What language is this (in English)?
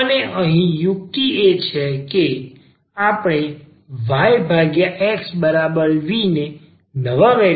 Gujarati